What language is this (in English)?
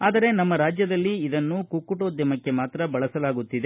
Kannada